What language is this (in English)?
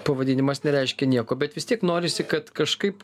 Lithuanian